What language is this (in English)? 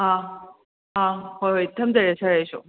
Manipuri